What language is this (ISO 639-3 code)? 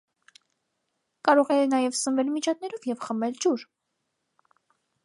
hye